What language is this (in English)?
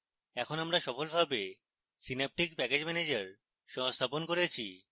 Bangla